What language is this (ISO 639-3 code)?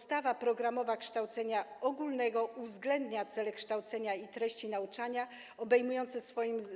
pol